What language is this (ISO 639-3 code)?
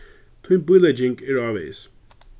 fao